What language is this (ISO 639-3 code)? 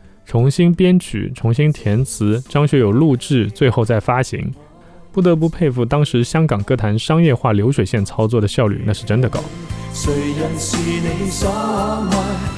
zho